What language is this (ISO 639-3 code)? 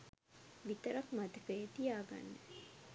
sin